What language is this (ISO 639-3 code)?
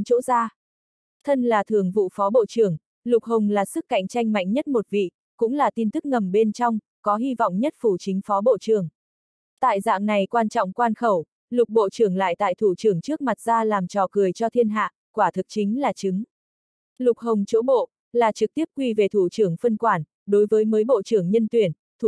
vie